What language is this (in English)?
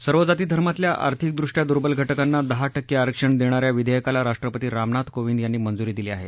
Marathi